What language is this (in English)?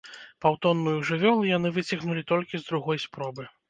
Belarusian